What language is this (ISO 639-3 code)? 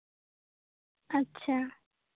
sat